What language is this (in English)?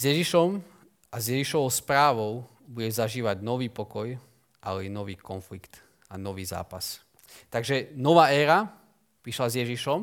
Slovak